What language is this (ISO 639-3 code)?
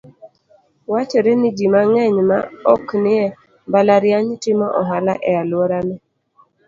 luo